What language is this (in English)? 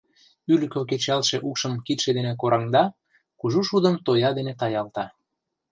Mari